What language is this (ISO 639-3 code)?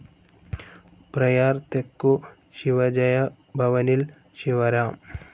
mal